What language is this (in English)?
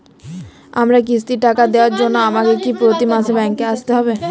Bangla